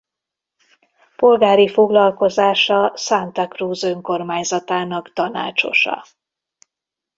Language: Hungarian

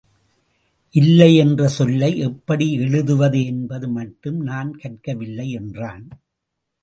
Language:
Tamil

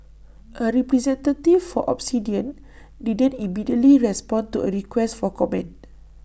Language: English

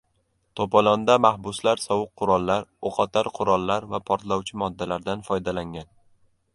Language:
Uzbek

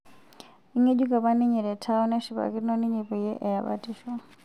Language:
Masai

